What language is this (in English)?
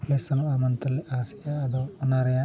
Santali